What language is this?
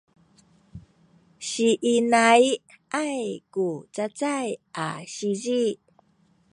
Sakizaya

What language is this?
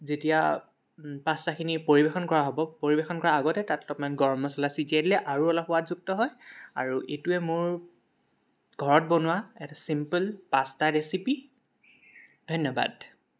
Assamese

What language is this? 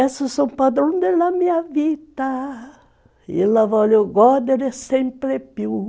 Portuguese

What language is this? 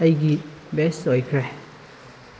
Manipuri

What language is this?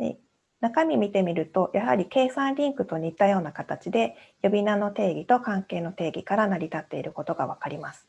Japanese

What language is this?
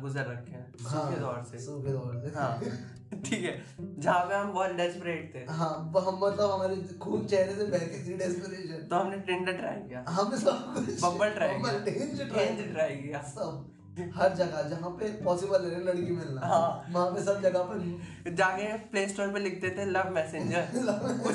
Hindi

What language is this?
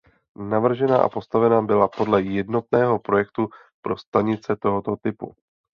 Czech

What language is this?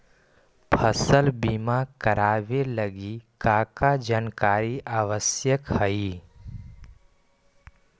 Magahi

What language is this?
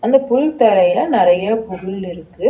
Tamil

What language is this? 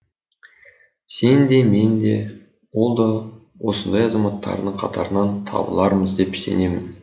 Kazakh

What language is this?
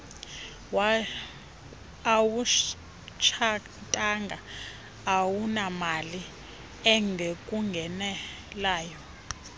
Xhosa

